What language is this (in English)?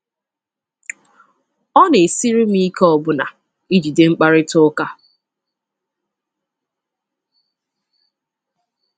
Igbo